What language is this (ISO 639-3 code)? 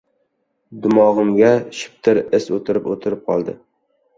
uzb